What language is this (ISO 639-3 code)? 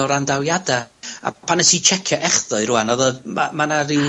cym